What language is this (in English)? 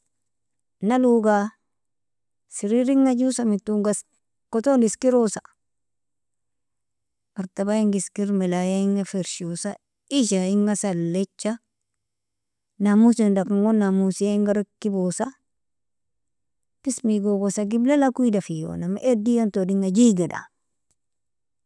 Nobiin